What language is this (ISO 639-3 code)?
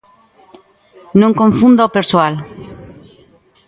glg